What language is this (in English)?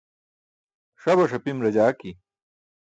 Burushaski